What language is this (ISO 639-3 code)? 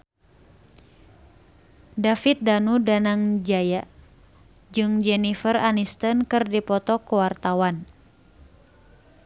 sun